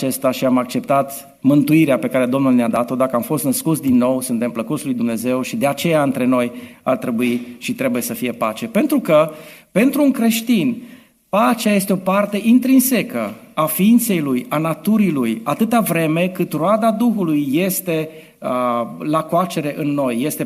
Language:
Romanian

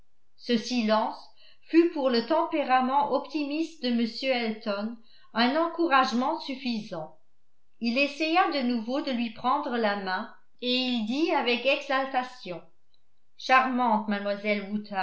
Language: French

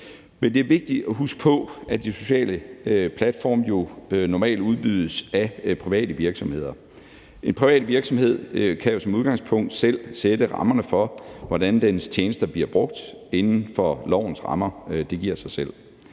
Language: Danish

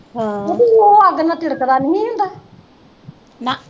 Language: Punjabi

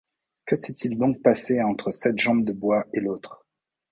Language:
French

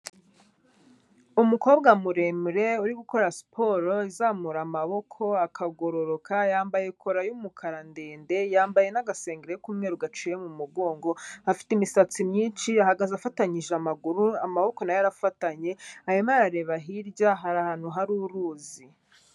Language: Kinyarwanda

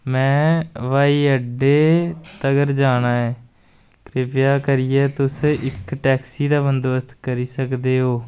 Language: Dogri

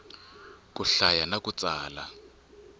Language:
Tsonga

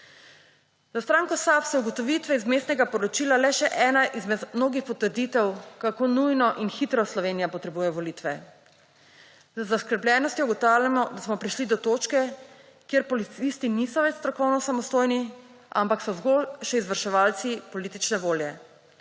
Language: Slovenian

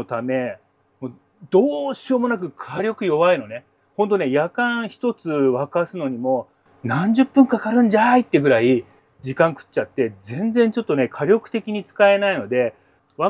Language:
Japanese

